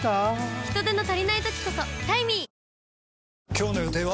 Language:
Japanese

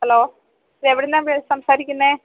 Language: Malayalam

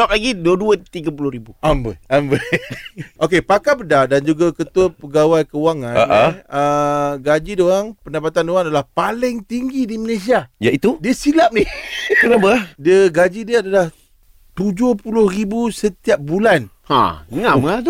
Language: Malay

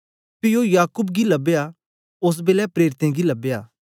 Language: Dogri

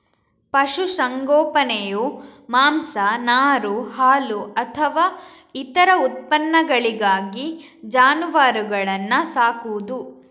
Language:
Kannada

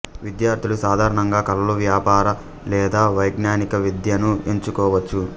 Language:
Telugu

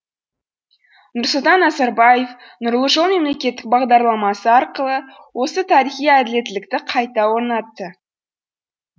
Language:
Kazakh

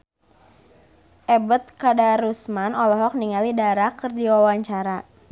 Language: Sundanese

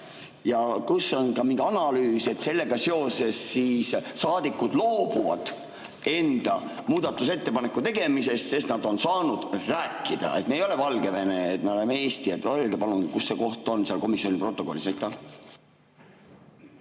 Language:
Estonian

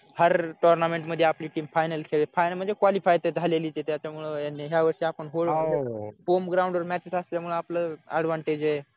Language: Marathi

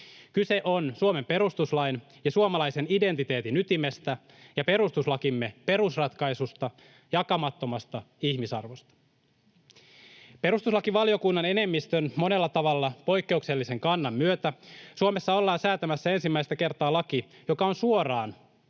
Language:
Finnish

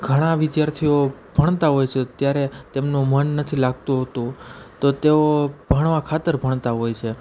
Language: Gujarati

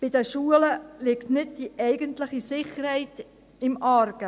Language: Swiss German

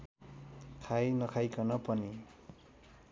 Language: Nepali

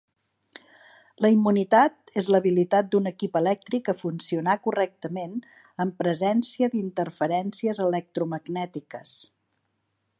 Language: Catalan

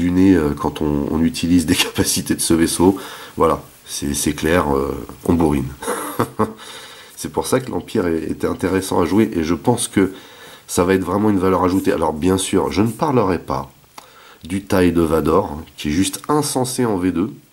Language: French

